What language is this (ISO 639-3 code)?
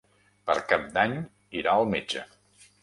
cat